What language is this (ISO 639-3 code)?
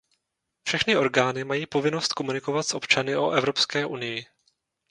ces